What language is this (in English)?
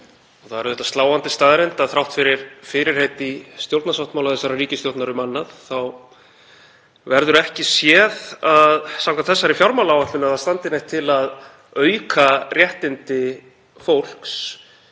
Icelandic